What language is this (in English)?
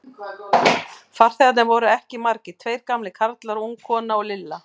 Icelandic